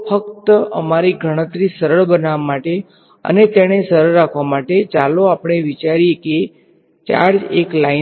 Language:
Gujarati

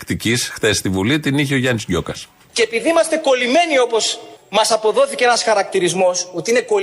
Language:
Greek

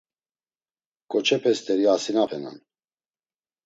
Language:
Laz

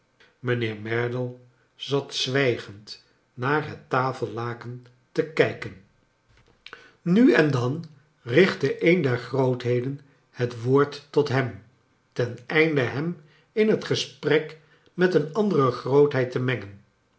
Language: Dutch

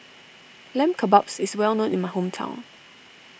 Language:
English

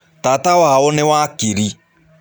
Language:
Kikuyu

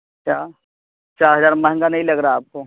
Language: Urdu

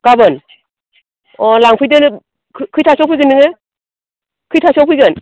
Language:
Bodo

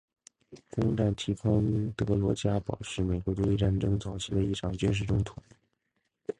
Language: Chinese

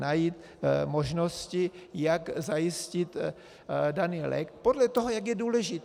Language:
Czech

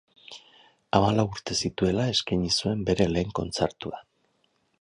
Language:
Basque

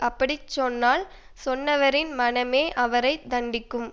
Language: Tamil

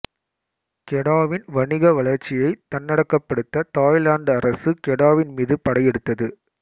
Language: Tamil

